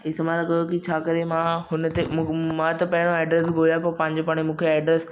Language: Sindhi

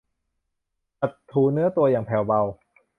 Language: Thai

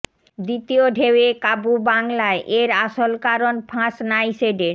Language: Bangla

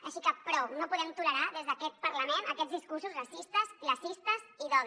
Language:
Catalan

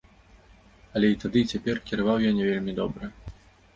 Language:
Belarusian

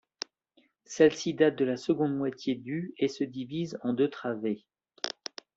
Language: French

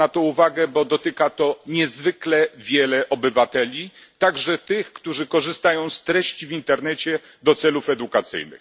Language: Polish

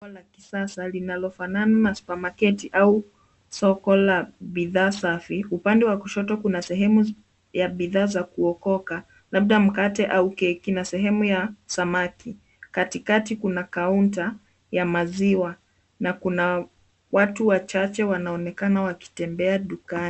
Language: Swahili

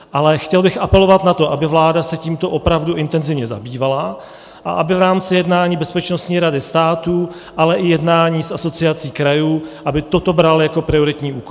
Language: Czech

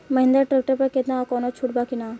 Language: Bhojpuri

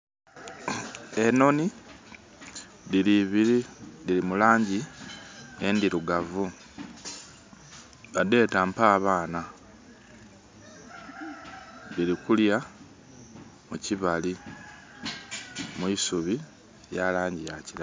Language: Soga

